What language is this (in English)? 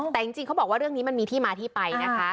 Thai